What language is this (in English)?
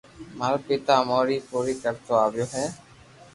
Loarki